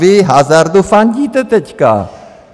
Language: Czech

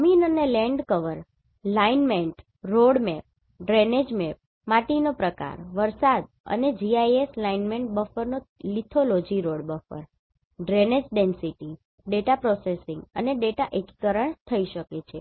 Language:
Gujarati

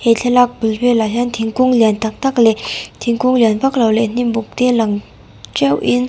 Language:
Mizo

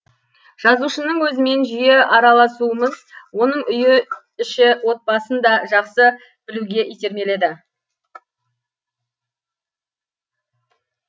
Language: Kazakh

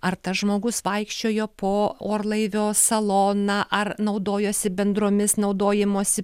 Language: Lithuanian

